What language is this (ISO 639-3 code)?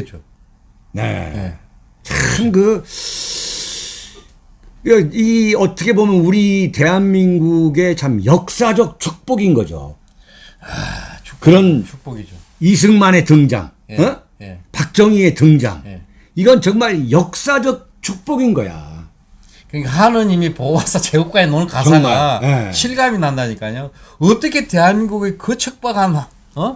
kor